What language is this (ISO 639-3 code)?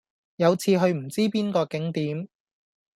yue